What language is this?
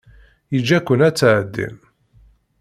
Kabyle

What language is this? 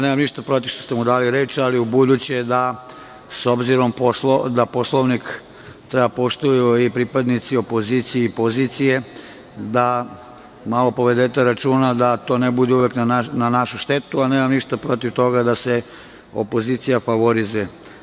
Serbian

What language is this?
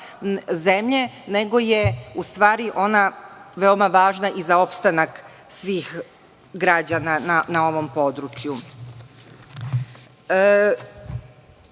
Serbian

